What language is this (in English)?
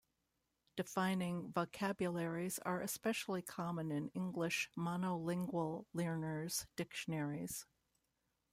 English